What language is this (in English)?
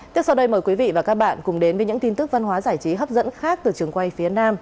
Vietnamese